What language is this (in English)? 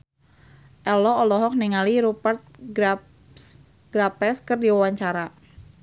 Sundanese